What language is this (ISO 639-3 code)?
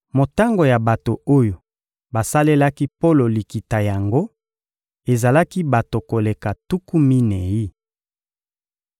lin